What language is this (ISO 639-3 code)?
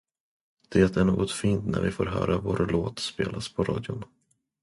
swe